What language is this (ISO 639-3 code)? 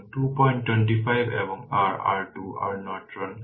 ben